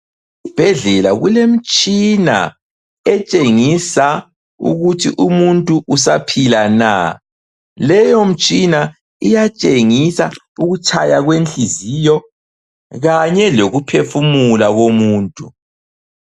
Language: North Ndebele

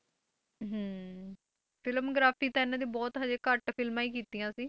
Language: Punjabi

